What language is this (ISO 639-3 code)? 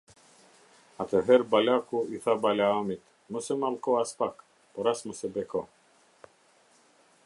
sqi